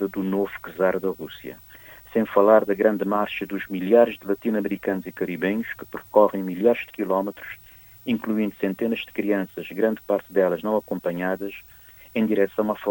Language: Portuguese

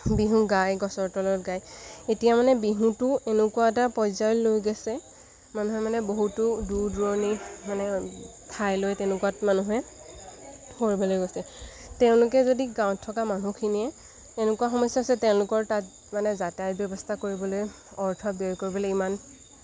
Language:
Assamese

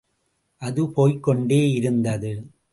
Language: Tamil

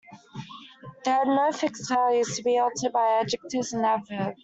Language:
English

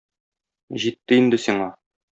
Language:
Tatar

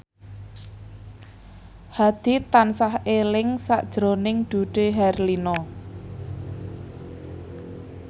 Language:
Javanese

